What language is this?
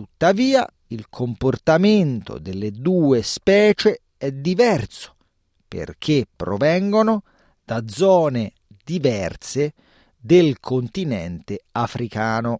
Italian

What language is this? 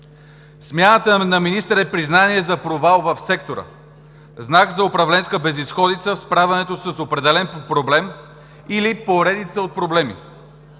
Bulgarian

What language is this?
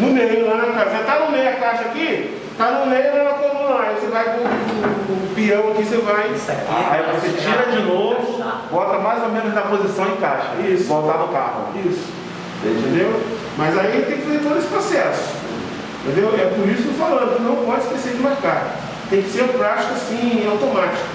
Portuguese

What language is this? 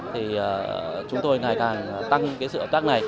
Vietnamese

